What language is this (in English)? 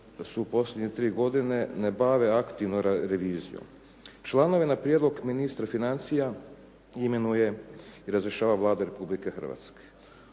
Croatian